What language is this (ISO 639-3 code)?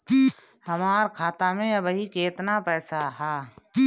bho